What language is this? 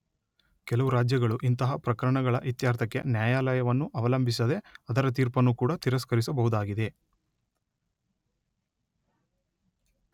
Kannada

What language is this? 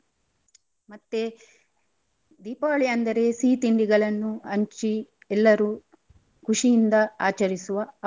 Kannada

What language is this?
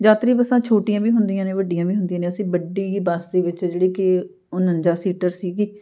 Punjabi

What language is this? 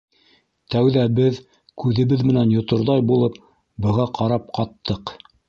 Bashkir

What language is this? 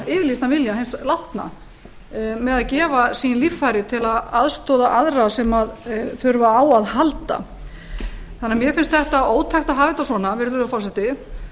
Icelandic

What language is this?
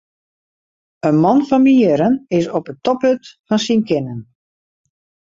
Western Frisian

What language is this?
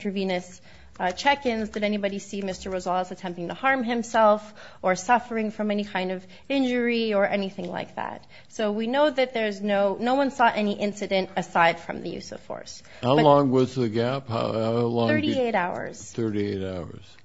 English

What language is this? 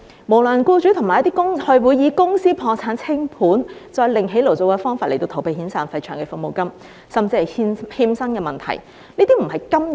Cantonese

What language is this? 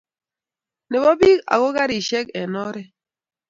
Kalenjin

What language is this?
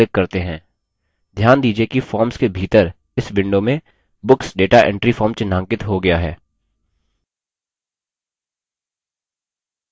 Hindi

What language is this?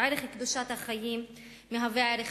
Hebrew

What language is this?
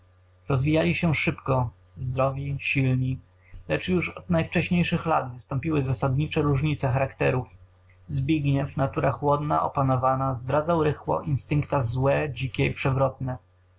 Polish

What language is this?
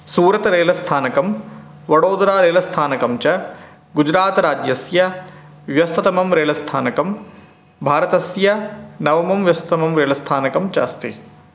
Sanskrit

